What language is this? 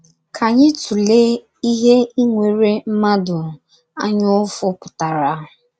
Igbo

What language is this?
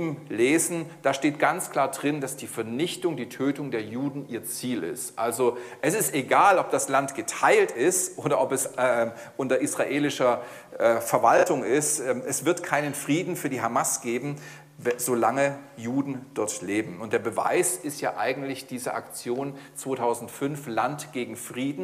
German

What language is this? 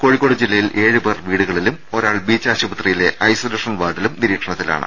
Malayalam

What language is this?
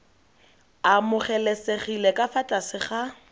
Tswana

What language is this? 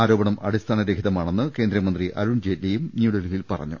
Malayalam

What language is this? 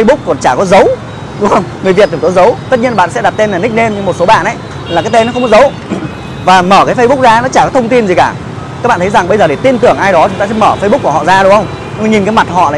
Vietnamese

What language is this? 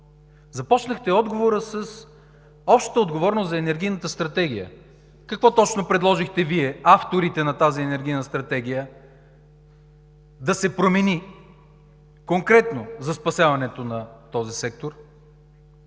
Bulgarian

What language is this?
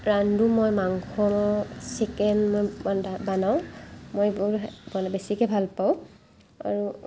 Assamese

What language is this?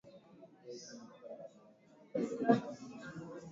Swahili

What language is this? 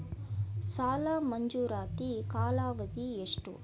Kannada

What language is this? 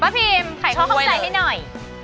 Thai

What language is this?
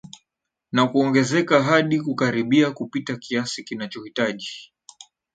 Swahili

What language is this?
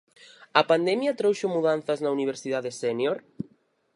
Galician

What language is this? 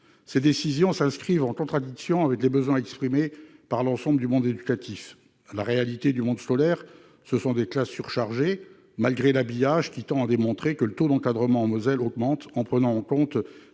French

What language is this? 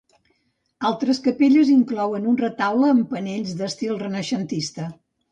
Catalan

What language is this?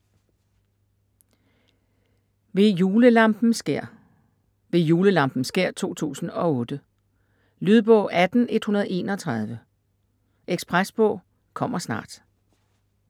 Danish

